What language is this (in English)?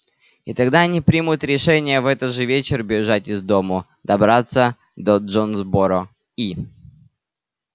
Russian